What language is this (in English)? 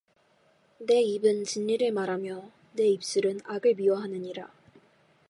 Korean